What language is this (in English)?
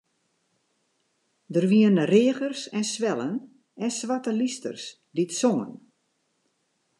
Western Frisian